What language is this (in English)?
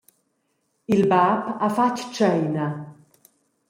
Romansh